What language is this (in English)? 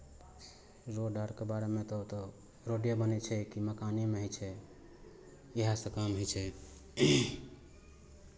Maithili